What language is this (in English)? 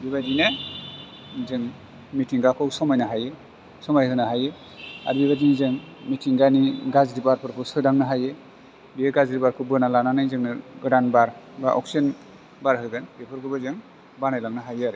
Bodo